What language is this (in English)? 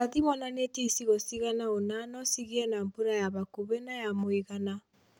Kikuyu